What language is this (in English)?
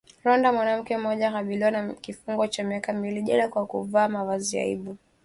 Swahili